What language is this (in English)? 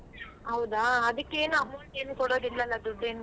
Kannada